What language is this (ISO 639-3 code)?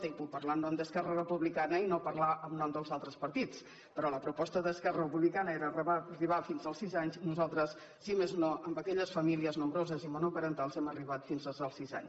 cat